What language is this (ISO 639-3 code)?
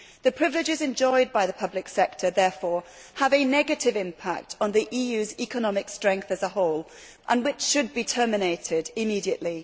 eng